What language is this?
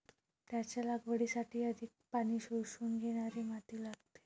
Marathi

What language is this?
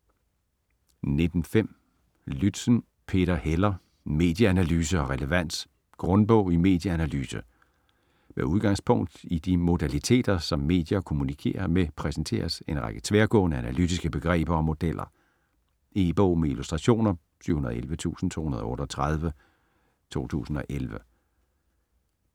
Danish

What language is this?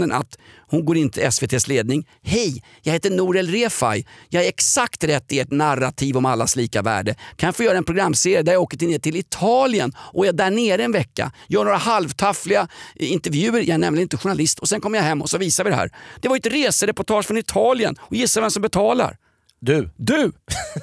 Swedish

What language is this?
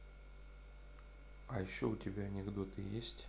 Russian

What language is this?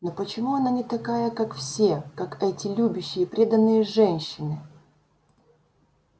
Russian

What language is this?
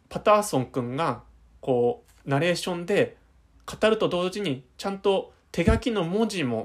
Japanese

